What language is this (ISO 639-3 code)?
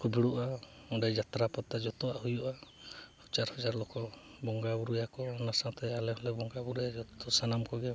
sat